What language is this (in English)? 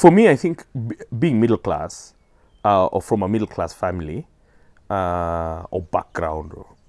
English